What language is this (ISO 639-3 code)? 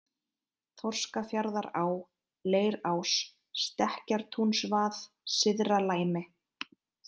isl